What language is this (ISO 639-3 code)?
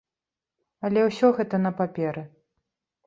bel